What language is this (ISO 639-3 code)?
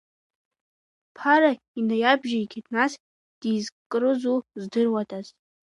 abk